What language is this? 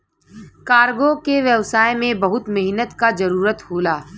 Bhojpuri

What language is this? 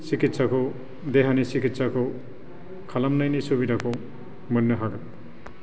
Bodo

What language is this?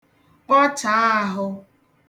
Igbo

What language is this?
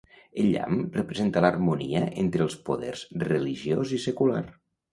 Catalan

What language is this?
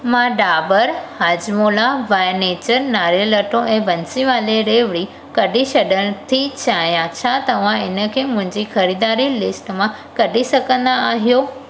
Sindhi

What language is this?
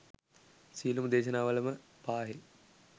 Sinhala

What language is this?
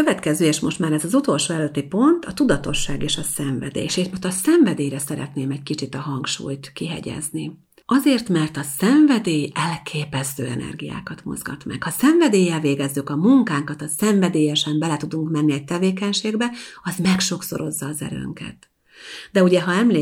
Hungarian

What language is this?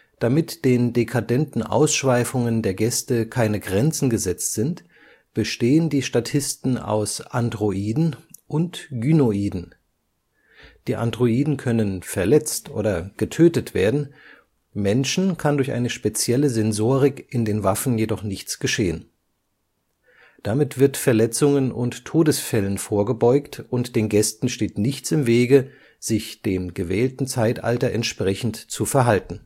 German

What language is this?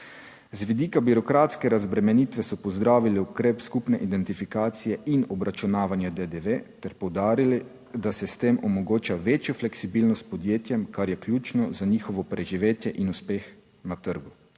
Slovenian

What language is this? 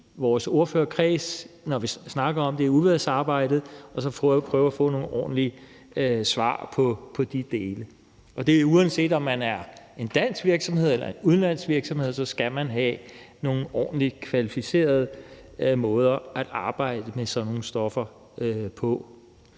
Danish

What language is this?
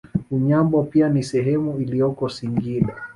Swahili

